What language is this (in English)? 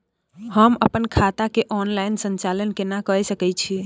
Maithili